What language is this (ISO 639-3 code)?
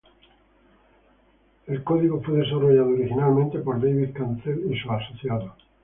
spa